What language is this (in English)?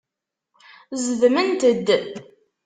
Kabyle